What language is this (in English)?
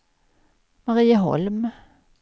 Swedish